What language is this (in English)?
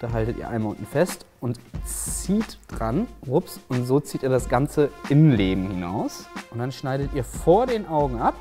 German